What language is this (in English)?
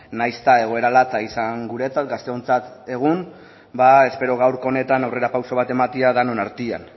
Basque